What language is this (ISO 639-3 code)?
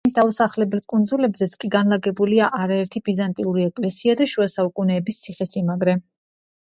kat